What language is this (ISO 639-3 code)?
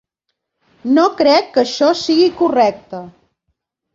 cat